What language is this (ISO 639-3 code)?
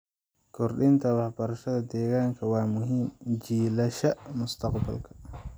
som